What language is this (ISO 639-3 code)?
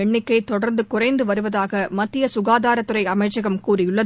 tam